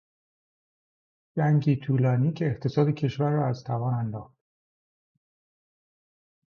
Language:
Persian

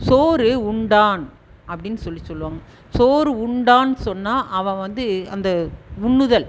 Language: Tamil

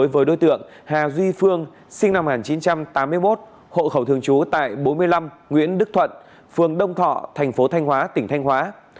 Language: Vietnamese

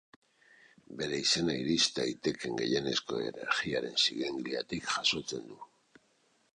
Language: Basque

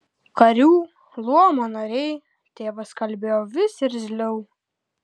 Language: Lithuanian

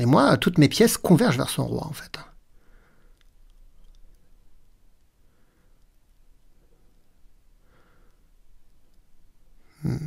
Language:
French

